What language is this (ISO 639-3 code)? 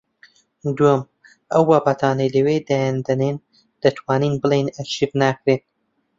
ckb